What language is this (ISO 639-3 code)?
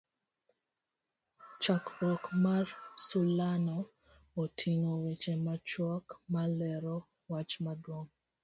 luo